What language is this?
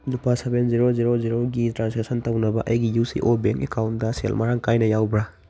Manipuri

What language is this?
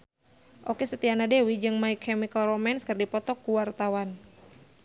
Sundanese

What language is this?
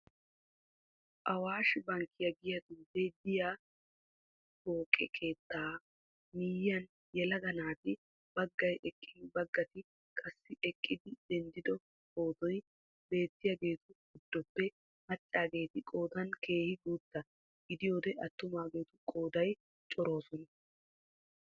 Wolaytta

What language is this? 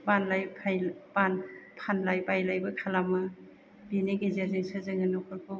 Bodo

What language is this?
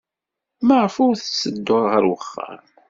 Kabyle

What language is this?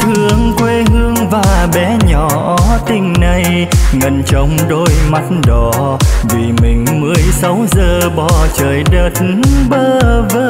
Vietnamese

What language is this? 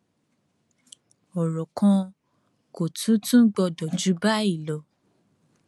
Yoruba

